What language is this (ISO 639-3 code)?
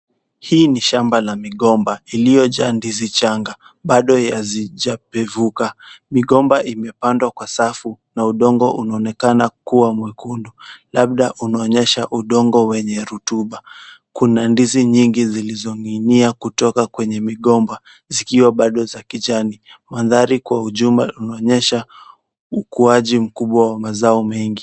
swa